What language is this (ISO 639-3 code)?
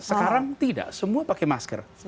ind